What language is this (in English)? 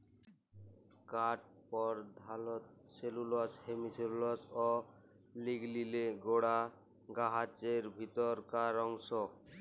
Bangla